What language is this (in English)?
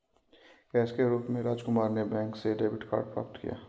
Hindi